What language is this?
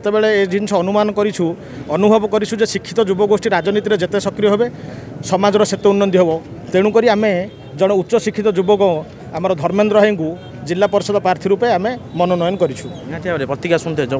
Indonesian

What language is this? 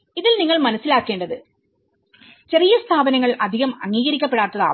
Malayalam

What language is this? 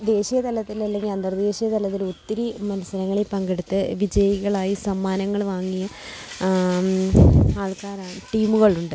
Malayalam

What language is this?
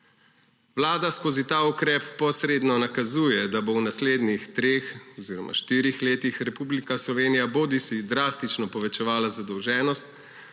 Slovenian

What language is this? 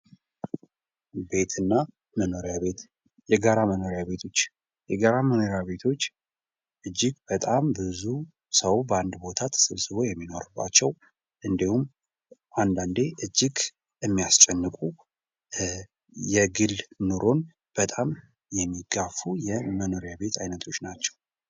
Amharic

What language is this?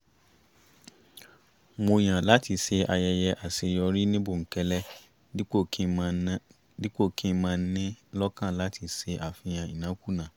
Yoruba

